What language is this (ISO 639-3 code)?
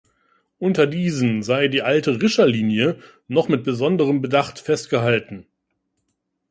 deu